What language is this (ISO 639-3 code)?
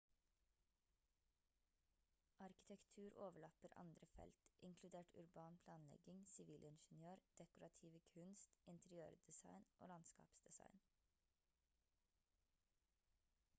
nob